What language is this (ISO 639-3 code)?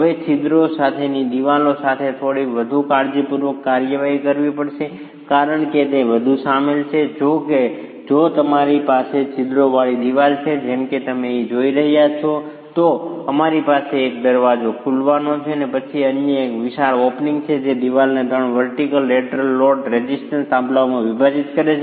guj